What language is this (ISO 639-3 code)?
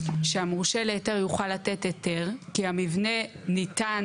heb